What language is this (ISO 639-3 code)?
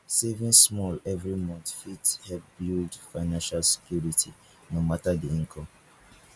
pcm